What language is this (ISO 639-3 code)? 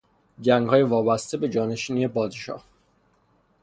fas